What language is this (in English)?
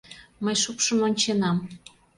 Mari